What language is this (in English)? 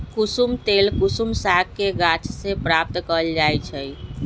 Magahi